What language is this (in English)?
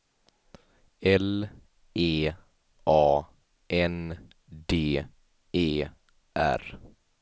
Swedish